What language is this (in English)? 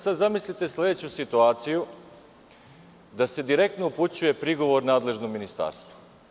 Serbian